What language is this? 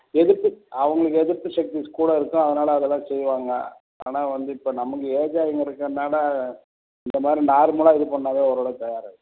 Tamil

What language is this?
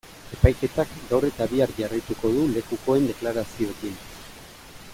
Basque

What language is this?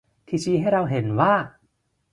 Thai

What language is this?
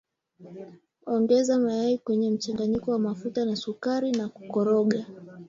Swahili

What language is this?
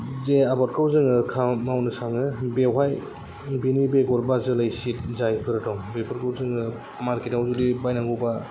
Bodo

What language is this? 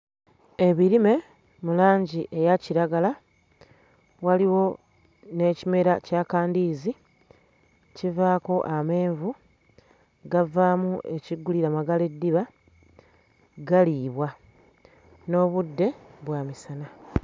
Ganda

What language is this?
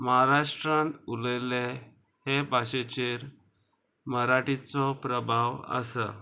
Konkani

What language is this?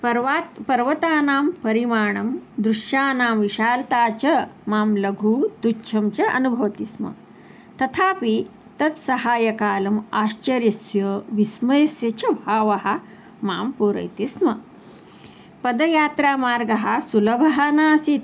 Sanskrit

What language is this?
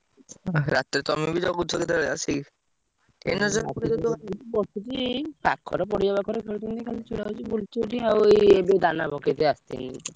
Odia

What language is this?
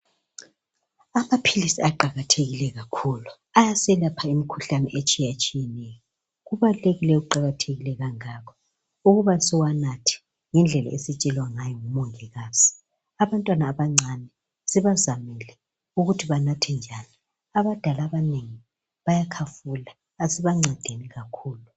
North Ndebele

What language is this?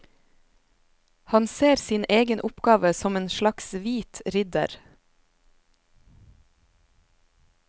Norwegian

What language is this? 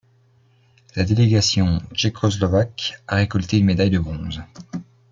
French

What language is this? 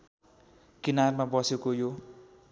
Nepali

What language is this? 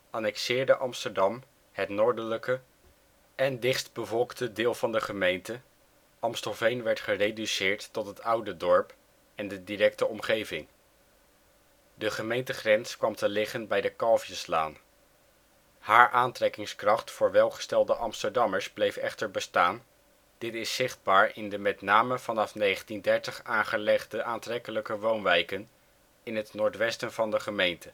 Dutch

